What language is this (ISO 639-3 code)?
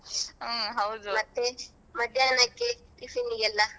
kan